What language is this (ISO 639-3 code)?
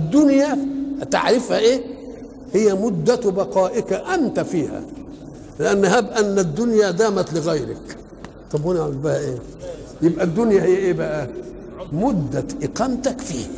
ara